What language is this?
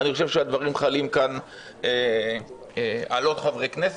Hebrew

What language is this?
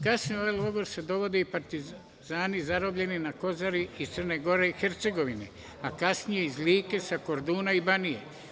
Serbian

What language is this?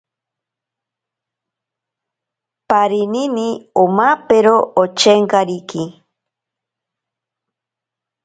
Ashéninka Perené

